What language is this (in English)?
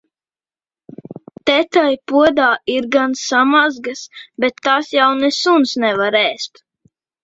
Latvian